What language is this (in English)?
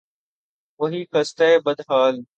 Urdu